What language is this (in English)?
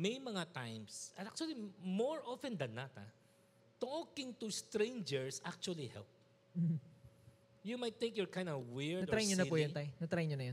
Filipino